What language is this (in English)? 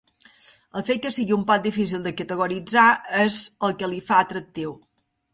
Catalan